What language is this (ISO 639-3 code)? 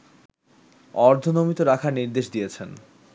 ben